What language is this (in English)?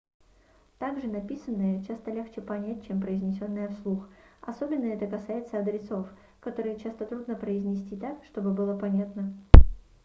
Russian